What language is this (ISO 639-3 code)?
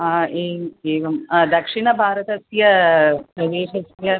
san